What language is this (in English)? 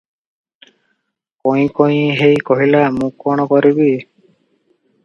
Odia